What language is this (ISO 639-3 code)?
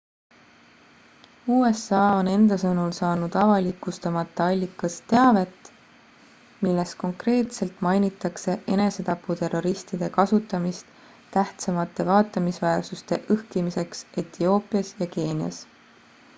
est